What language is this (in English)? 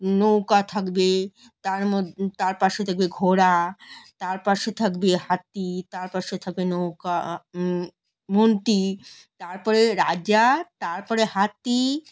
Bangla